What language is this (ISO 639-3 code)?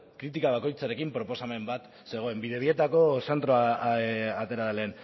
eus